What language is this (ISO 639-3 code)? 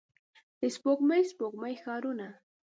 pus